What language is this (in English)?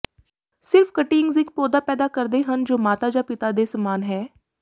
Punjabi